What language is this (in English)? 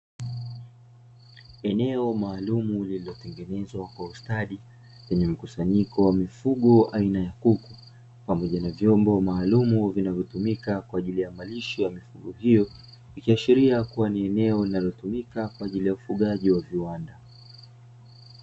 Swahili